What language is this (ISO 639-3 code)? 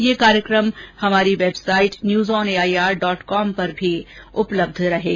hin